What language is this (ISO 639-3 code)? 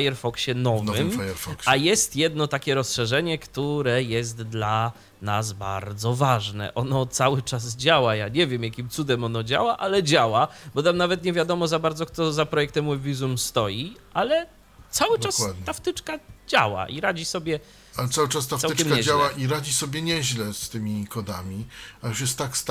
pol